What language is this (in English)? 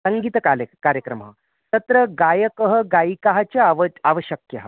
Sanskrit